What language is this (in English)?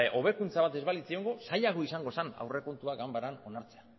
Basque